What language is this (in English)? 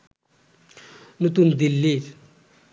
Bangla